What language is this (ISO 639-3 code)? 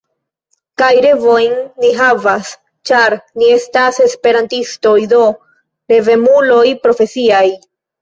epo